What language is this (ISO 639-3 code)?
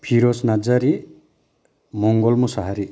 brx